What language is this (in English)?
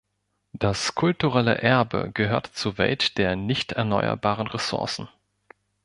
German